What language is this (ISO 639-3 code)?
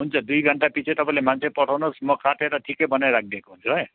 nep